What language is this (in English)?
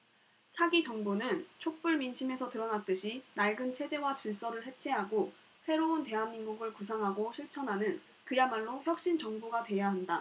Korean